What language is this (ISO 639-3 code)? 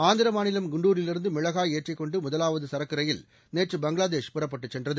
tam